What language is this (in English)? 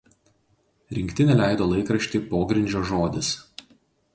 Lithuanian